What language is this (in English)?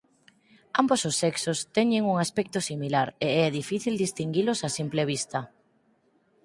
Galician